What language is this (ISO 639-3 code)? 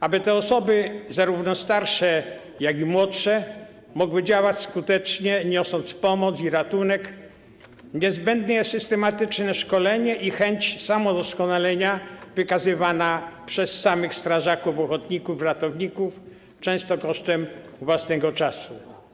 pol